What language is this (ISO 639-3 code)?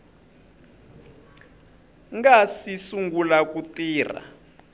tso